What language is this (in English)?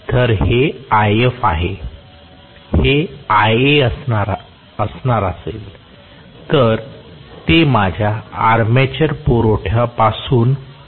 Marathi